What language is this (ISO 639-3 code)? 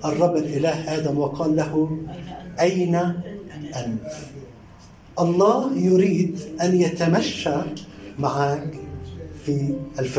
ara